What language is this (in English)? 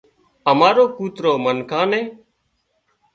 Wadiyara Koli